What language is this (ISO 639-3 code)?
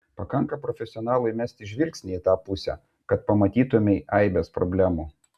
lit